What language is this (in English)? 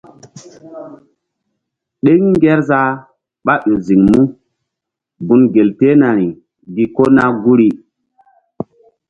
Mbum